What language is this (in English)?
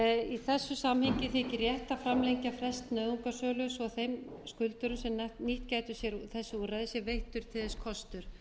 Icelandic